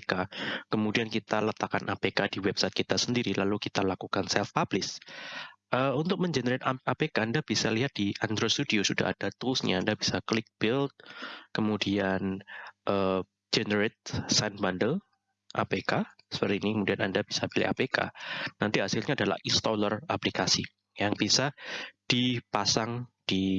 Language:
Indonesian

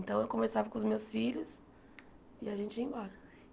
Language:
Portuguese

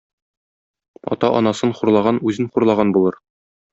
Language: Tatar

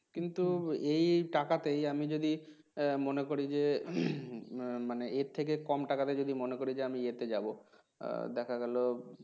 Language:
Bangla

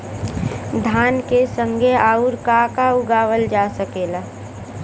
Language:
Bhojpuri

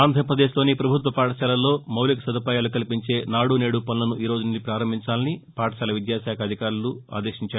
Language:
Telugu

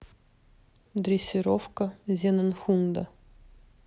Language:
Russian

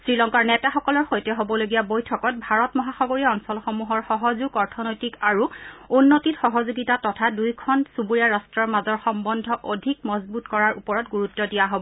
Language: Assamese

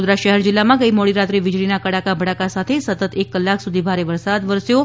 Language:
Gujarati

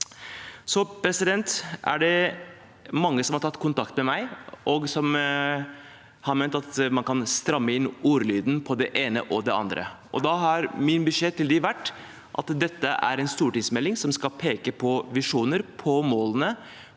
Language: Norwegian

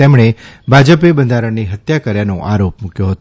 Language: Gujarati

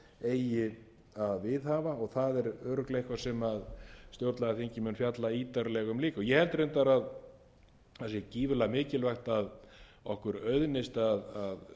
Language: Icelandic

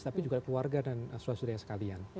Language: Indonesian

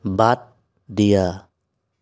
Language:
Assamese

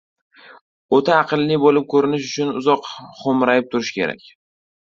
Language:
Uzbek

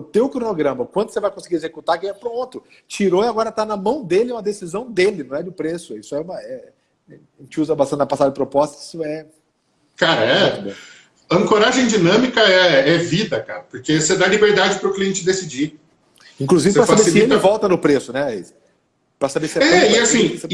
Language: Portuguese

